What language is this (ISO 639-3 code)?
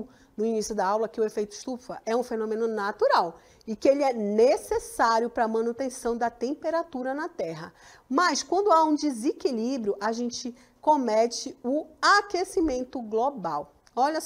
por